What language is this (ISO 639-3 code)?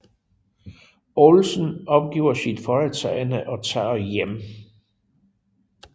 dan